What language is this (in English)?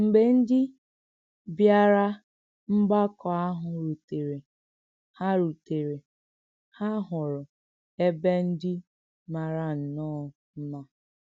Igbo